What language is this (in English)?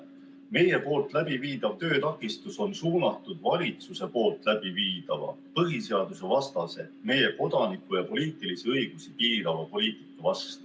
Estonian